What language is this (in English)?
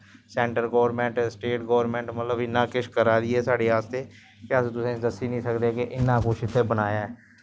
Dogri